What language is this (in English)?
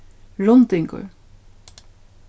Faroese